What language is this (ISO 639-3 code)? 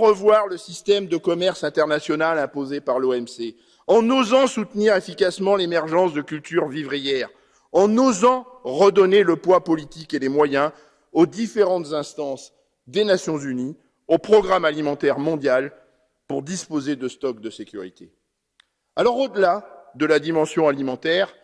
fra